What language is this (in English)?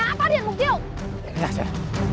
Vietnamese